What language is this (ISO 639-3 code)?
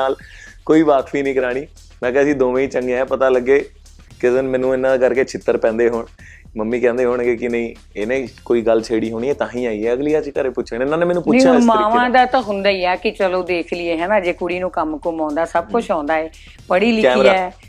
pan